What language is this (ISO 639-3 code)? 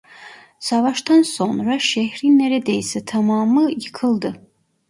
tur